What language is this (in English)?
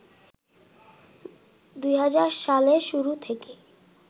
Bangla